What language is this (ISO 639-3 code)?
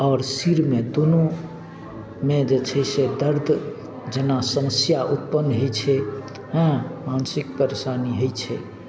mai